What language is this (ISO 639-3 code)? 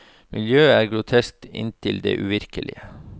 nor